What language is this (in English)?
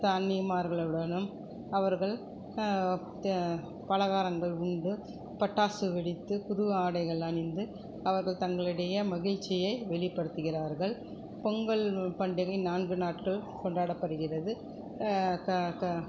Tamil